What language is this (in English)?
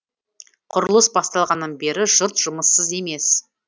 Kazakh